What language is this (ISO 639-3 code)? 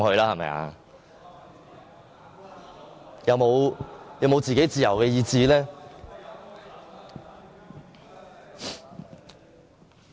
yue